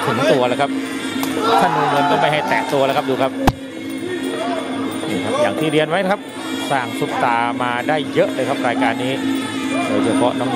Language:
Thai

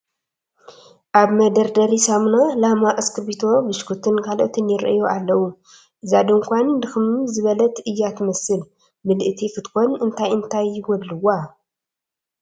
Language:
Tigrinya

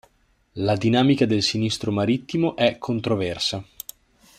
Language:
Italian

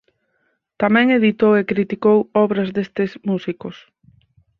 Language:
Galician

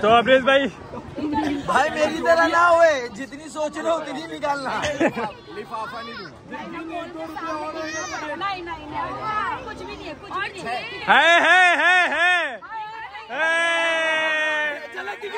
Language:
Hindi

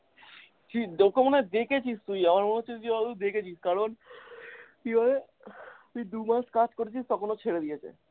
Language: Bangla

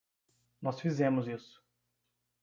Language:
Portuguese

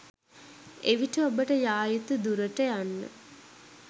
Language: Sinhala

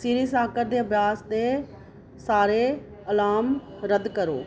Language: Dogri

